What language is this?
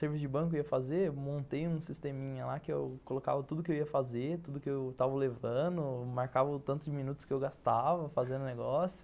Portuguese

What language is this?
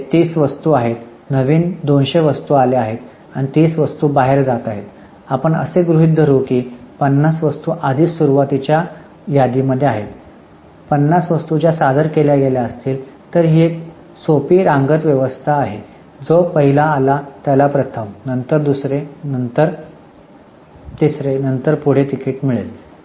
Marathi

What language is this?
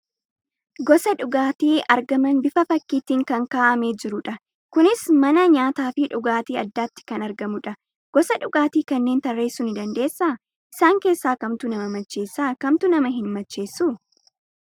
Oromo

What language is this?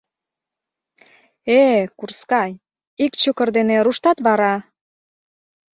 Mari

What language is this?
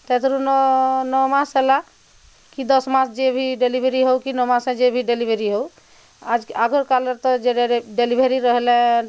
Odia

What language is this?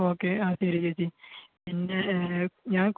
Malayalam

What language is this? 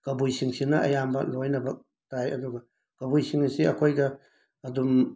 Manipuri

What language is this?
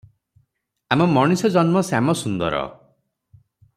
Odia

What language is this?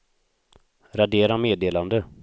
Swedish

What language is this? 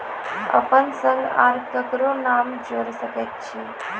Maithili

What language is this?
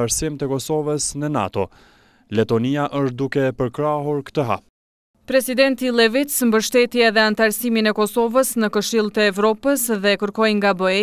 Romanian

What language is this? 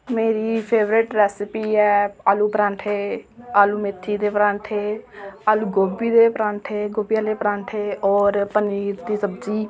Dogri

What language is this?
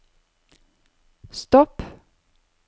Norwegian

